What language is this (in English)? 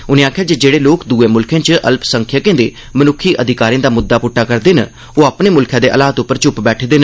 Dogri